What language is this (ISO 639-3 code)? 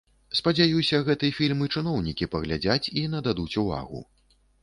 bel